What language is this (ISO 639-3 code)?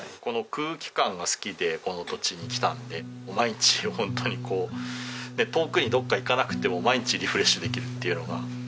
jpn